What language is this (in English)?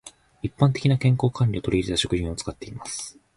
Japanese